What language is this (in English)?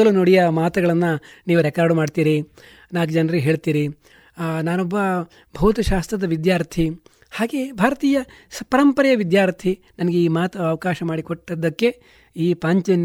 Kannada